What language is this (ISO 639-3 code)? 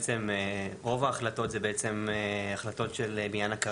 heb